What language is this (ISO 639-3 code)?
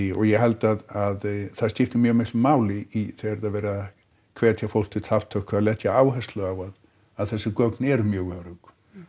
isl